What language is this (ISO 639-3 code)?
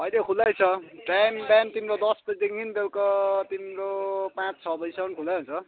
nep